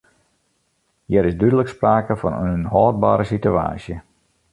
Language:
Western Frisian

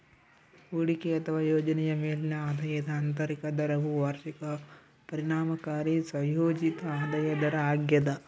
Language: Kannada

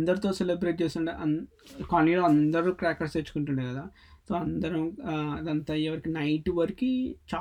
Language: Telugu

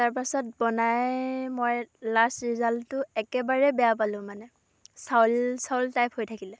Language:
Assamese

